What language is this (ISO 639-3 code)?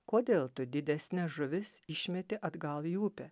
lit